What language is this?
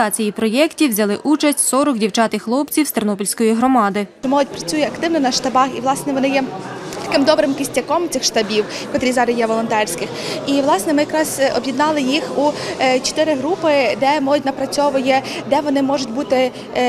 Ukrainian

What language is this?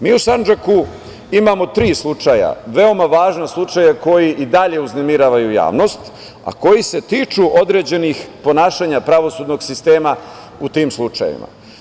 Serbian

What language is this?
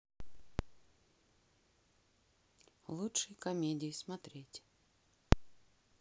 Russian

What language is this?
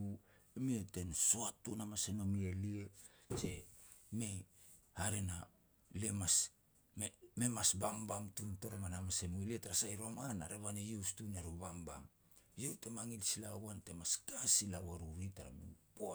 Petats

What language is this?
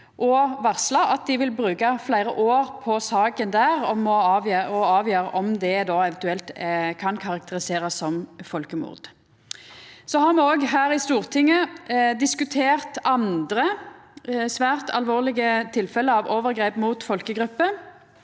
Norwegian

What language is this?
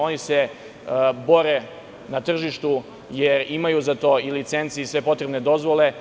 Serbian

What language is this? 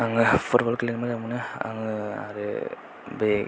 Bodo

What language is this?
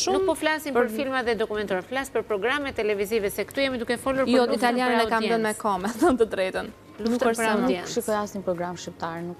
Romanian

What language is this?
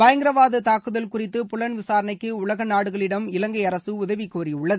Tamil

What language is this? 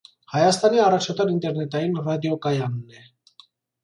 Armenian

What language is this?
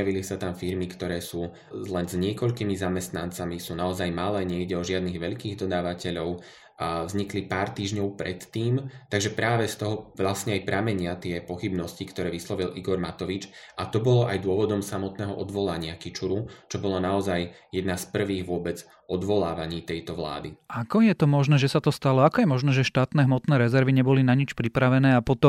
Slovak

